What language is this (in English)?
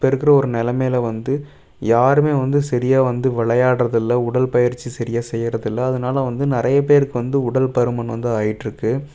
Tamil